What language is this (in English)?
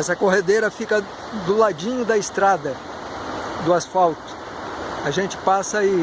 Portuguese